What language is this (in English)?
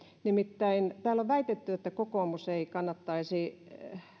Finnish